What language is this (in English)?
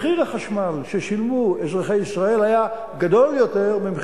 Hebrew